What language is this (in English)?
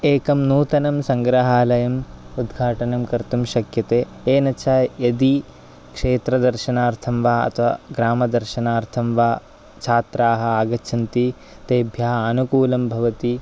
Sanskrit